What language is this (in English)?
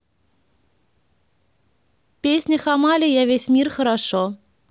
Russian